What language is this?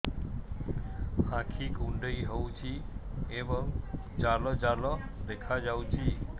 Odia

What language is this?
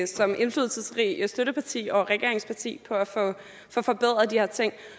Danish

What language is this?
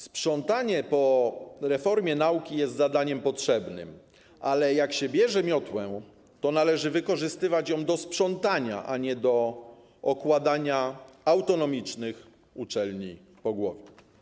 Polish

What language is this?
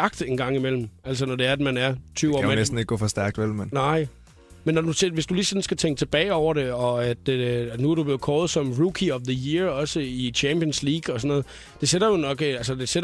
Danish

